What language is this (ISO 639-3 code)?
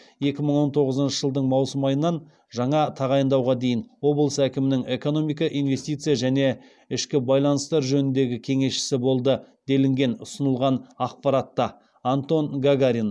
kaz